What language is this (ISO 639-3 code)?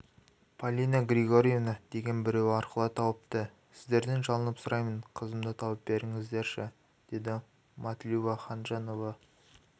kaz